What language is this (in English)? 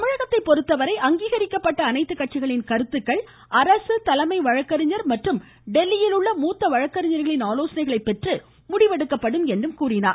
Tamil